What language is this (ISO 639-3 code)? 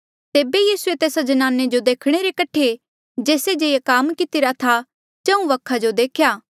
mjl